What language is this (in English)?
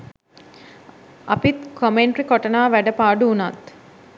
Sinhala